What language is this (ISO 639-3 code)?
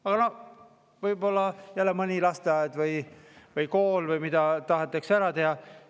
est